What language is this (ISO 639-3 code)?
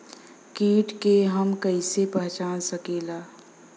bho